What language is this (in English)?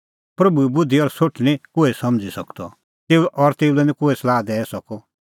Kullu Pahari